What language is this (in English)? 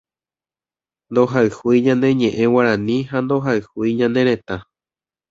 Guarani